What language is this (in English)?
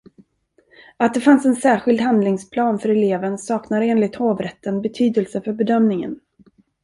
Swedish